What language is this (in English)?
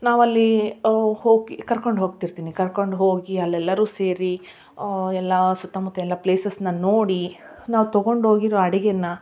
Kannada